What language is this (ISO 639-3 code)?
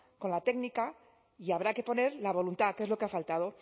spa